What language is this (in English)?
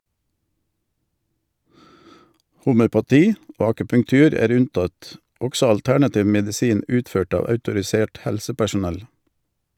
Norwegian